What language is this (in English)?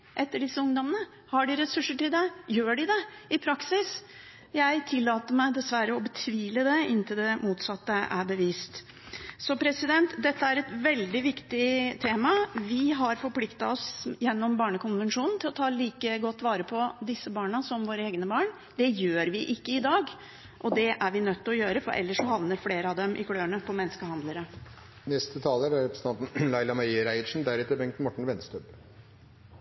Norwegian